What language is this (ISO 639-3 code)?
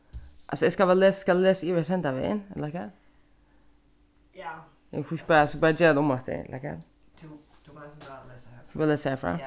fao